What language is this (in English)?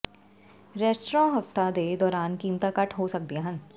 Punjabi